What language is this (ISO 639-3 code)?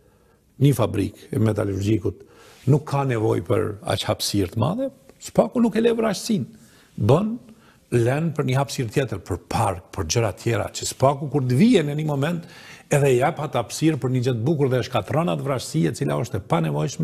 ron